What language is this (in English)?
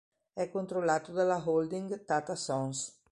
Italian